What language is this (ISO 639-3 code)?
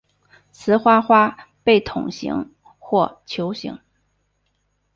zho